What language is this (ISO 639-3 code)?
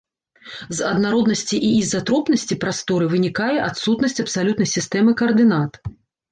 bel